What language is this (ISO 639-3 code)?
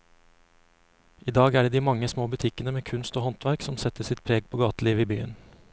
nor